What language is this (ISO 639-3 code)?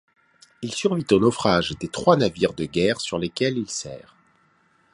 fra